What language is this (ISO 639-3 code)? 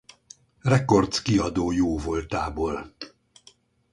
hun